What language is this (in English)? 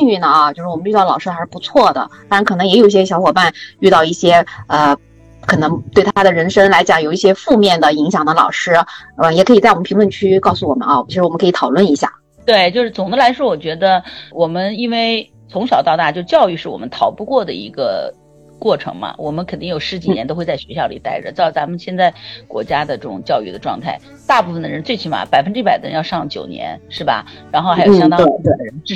Chinese